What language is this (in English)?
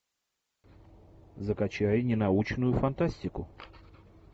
Russian